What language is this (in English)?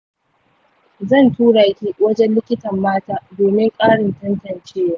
Hausa